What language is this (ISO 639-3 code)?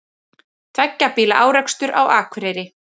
isl